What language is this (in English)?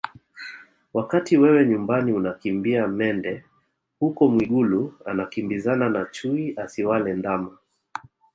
Swahili